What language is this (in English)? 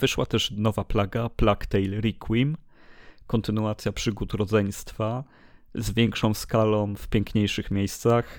Polish